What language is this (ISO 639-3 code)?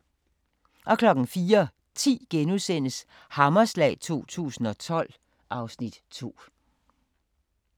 dan